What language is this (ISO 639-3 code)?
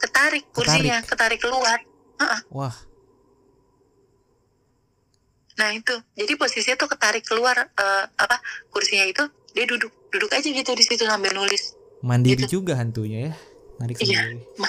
ind